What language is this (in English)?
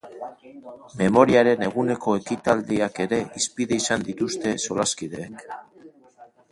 Basque